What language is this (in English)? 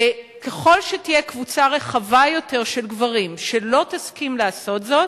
Hebrew